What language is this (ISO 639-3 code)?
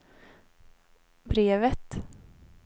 swe